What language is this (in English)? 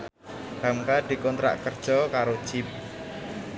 Javanese